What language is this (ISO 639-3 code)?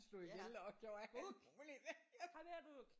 dan